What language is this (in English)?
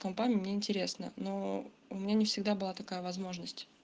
Russian